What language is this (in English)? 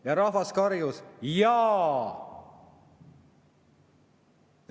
Estonian